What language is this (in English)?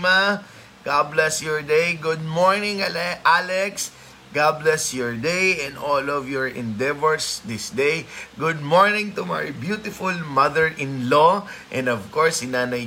Filipino